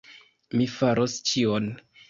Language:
Esperanto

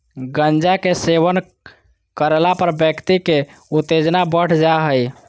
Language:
Magahi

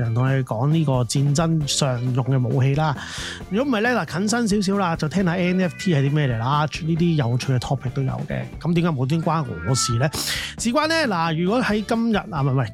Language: Chinese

